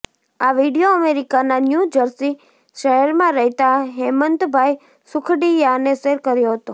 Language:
Gujarati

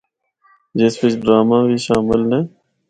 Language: Northern Hindko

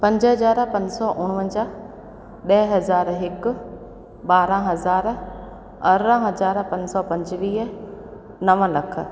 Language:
Sindhi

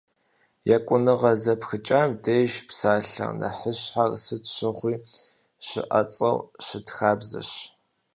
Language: Kabardian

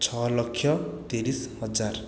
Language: Odia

